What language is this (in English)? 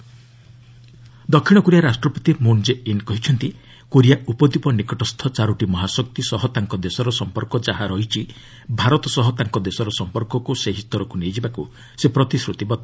Odia